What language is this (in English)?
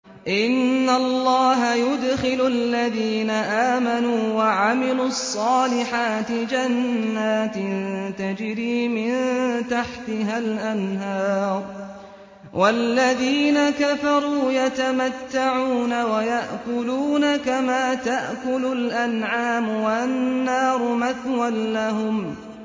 Arabic